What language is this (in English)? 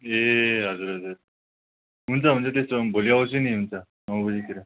Nepali